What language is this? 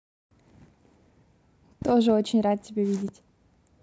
Russian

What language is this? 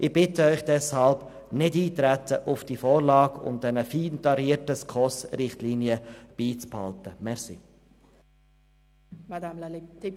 Swiss German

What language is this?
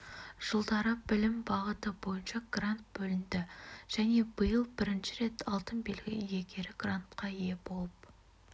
Kazakh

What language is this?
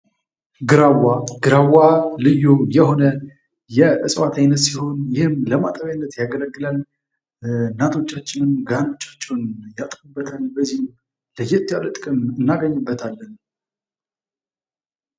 Amharic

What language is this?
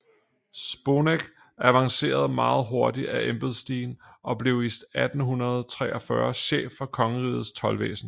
Danish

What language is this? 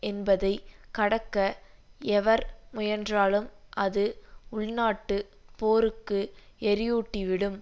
Tamil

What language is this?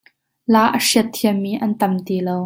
Hakha Chin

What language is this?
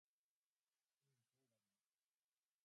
Japanese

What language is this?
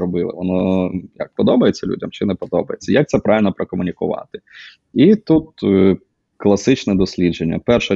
Ukrainian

